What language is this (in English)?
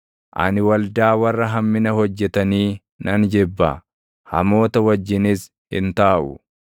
Oromo